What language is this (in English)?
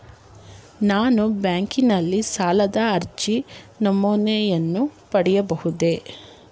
Kannada